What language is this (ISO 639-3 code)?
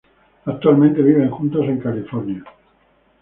spa